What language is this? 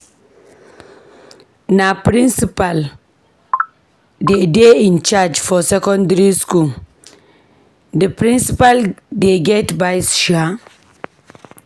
Nigerian Pidgin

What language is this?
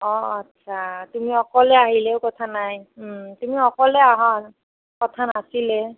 Assamese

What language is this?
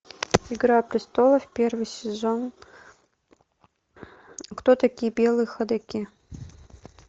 Russian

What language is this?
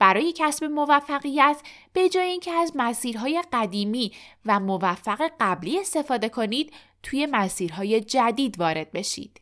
Persian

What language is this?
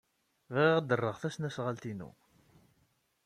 Kabyle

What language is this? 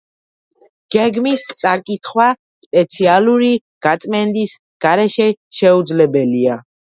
Georgian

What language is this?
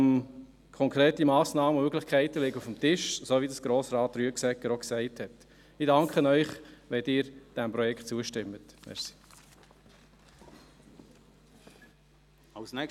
Swiss German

